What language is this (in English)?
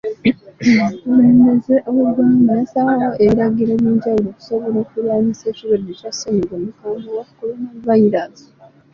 Ganda